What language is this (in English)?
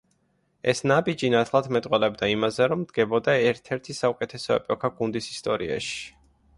Georgian